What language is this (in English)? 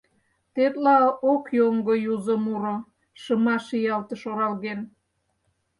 Mari